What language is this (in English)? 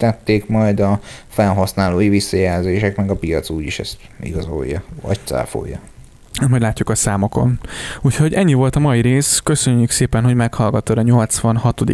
Hungarian